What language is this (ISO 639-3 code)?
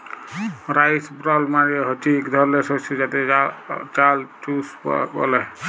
ben